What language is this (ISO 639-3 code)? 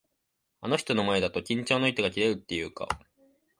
jpn